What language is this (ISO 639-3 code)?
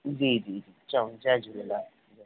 snd